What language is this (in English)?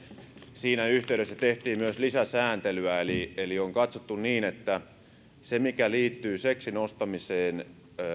Finnish